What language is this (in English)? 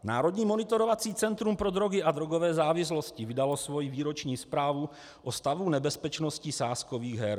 Czech